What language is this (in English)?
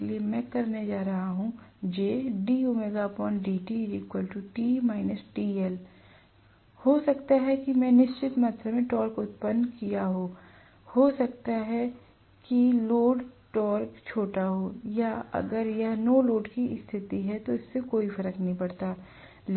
Hindi